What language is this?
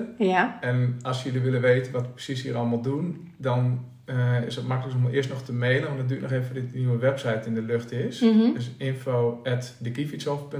Dutch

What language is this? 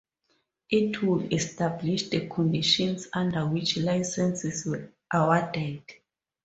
English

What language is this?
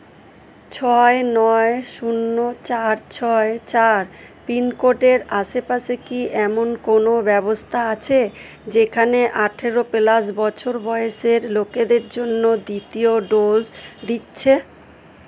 Bangla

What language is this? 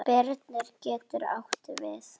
Icelandic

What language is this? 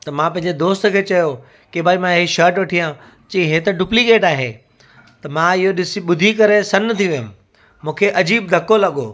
Sindhi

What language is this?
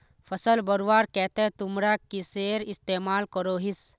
Magahi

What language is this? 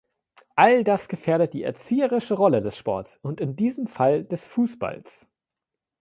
German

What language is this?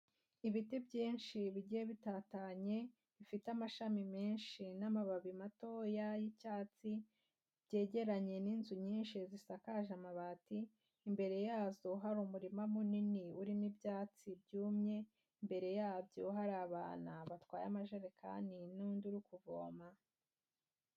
Kinyarwanda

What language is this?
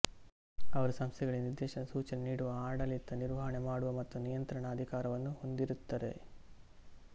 Kannada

